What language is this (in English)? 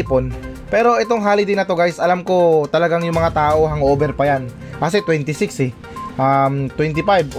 Filipino